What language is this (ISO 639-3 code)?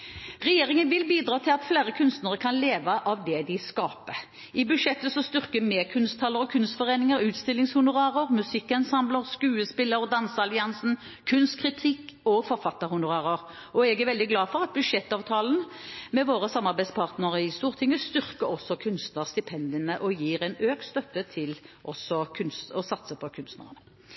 nob